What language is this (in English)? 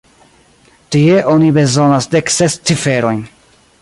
Esperanto